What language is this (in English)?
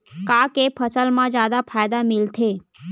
Chhattisgarhi